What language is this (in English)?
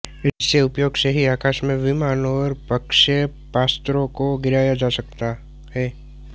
Hindi